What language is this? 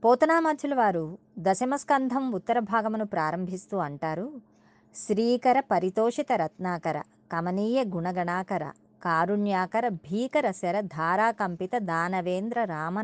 Telugu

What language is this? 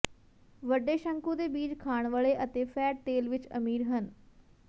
Punjabi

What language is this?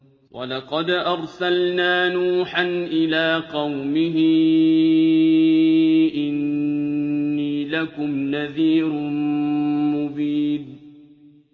Arabic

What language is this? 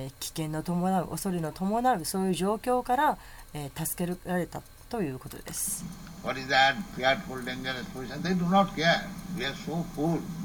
Japanese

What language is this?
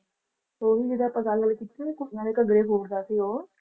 Punjabi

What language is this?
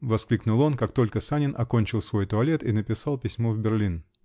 Russian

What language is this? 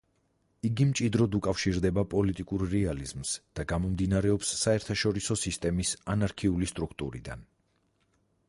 Georgian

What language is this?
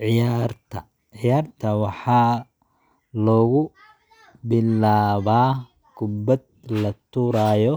Somali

